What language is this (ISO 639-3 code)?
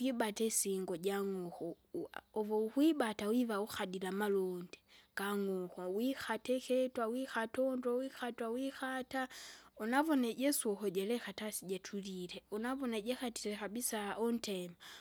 zga